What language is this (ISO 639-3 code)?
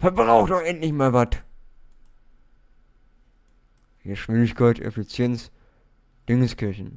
deu